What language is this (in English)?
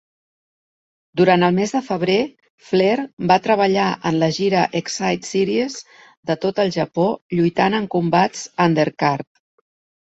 Catalan